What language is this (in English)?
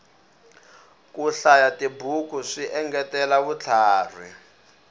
Tsonga